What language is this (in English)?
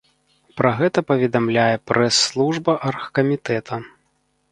Belarusian